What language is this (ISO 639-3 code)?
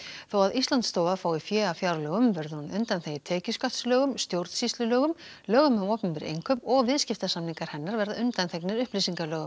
isl